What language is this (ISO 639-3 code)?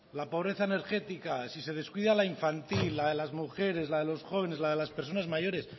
spa